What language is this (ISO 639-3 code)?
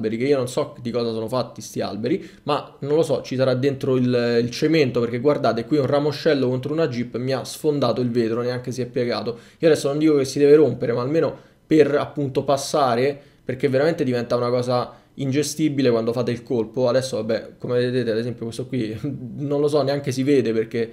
ita